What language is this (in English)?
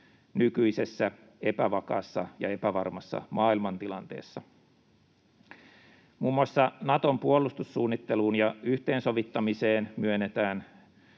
Finnish